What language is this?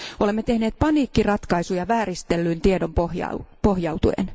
Finnish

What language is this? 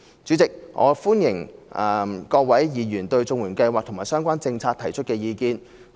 Cantonese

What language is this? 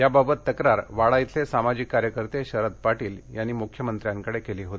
Marathi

